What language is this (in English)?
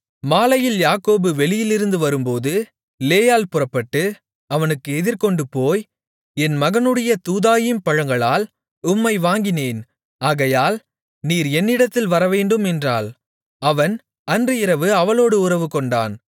Tamil